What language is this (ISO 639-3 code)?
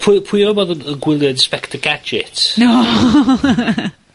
cym